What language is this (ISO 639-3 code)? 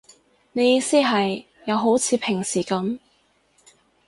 yue